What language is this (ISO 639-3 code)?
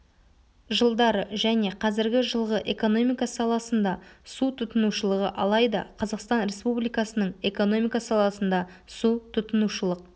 kaz